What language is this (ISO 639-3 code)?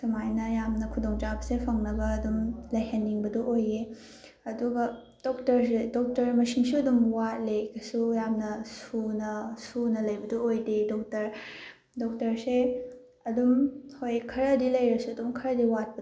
mni